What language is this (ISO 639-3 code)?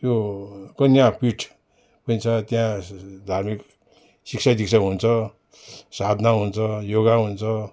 nep